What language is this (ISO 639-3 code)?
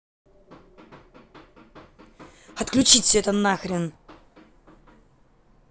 rus